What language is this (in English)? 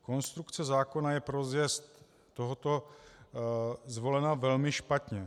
Czech